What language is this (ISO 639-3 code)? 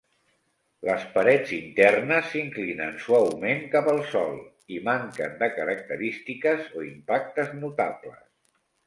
cat